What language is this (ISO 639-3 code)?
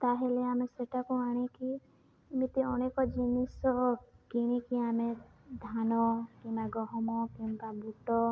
ori